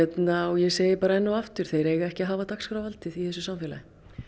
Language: Icelandic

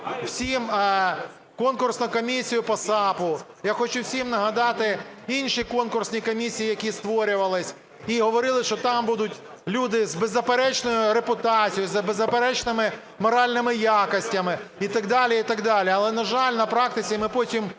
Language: Ukrainian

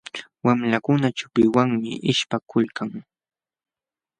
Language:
Jauja Wanca Quechua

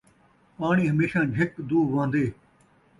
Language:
Saraiki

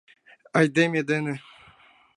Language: Mari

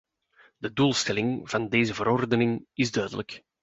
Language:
Dutch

